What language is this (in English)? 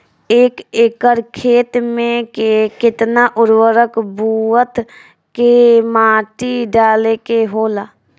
Bhojpuri